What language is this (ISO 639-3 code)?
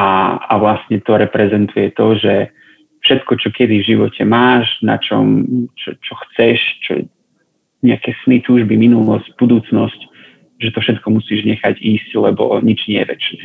slk